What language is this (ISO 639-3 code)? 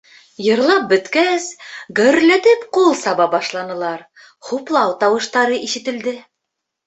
bak